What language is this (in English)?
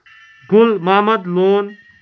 Kashmiri